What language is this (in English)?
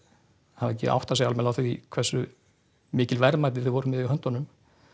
Icelandic